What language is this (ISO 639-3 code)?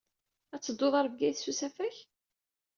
kab